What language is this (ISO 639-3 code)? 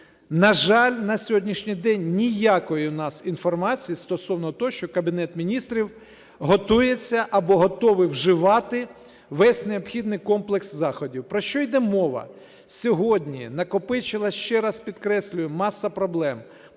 ukr